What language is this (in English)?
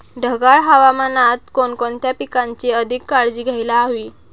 Marathi